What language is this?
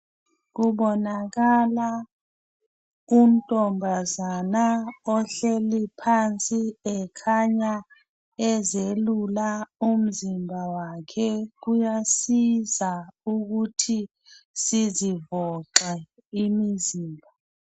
North Ndebele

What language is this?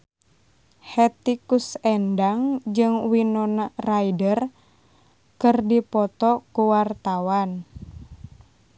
Sundanese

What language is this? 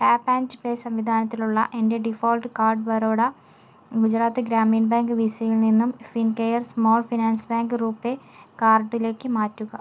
Malayalam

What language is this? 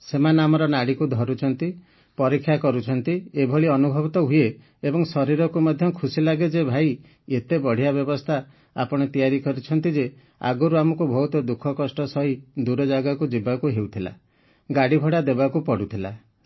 Odia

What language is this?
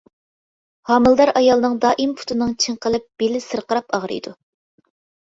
Uyghur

